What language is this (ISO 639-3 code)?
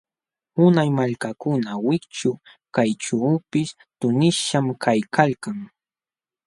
qxw